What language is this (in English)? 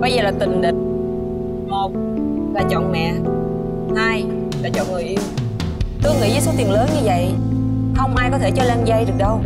Vietnamese